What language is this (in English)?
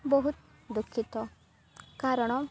Odia